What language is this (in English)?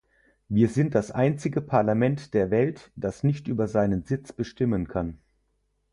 German